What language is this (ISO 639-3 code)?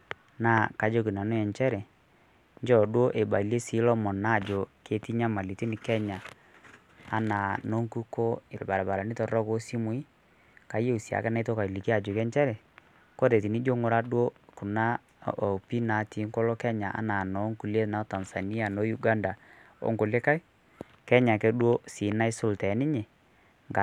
mas